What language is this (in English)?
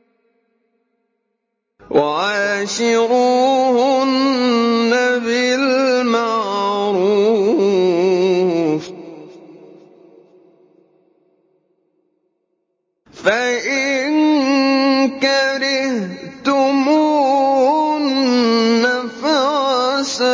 Arabic